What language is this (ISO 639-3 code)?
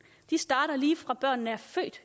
dan